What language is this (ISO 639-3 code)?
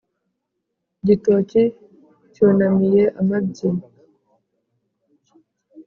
kin